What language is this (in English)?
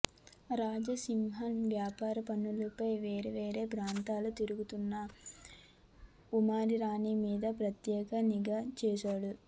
Telugu